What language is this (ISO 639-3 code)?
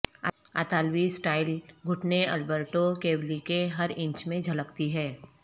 urd